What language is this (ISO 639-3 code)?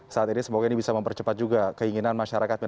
ind